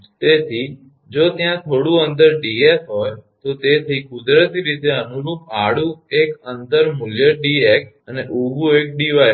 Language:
Gujarati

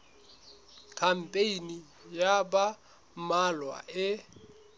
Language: Southern Sotho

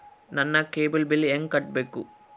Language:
Kannada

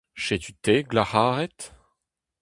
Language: Breton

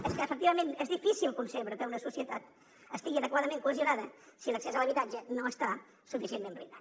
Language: Catalan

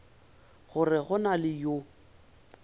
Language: Northern Sotho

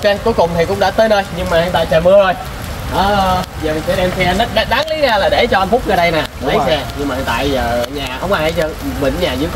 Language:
Vietnamese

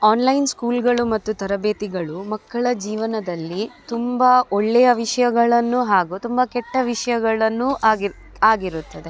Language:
Kannada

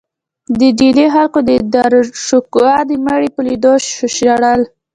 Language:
Pashto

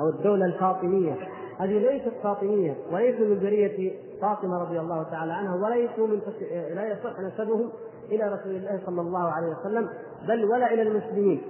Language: Arabic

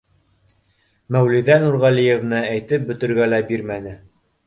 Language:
Bashkir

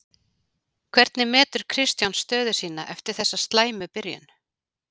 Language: Icelandic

